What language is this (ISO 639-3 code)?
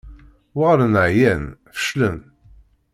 kab